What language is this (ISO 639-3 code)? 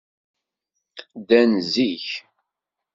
kab